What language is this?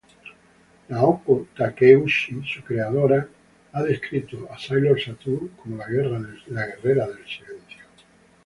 Spanish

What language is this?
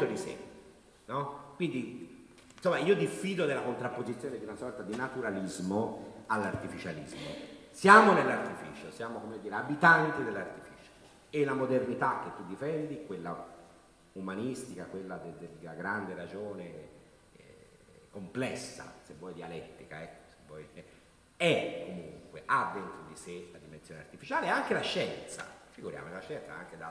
Italian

